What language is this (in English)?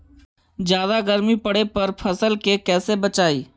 Magahi